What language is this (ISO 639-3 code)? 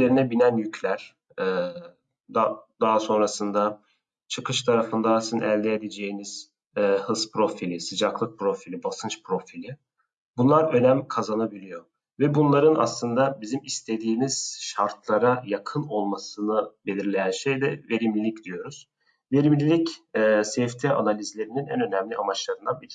tur